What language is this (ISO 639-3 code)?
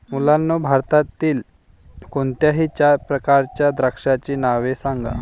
mar